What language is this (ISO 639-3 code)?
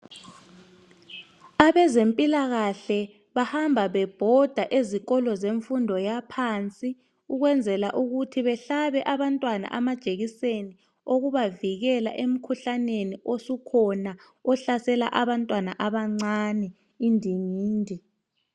nde